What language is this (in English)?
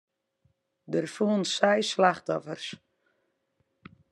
Western Frisian